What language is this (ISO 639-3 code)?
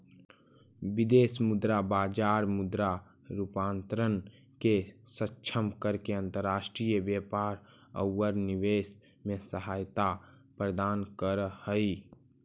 mag